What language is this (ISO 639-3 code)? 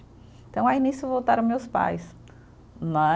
por